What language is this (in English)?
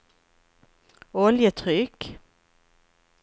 Swedish